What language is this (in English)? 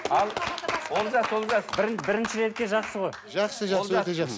Kazakh